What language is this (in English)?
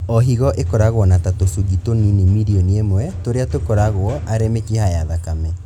Kikuyu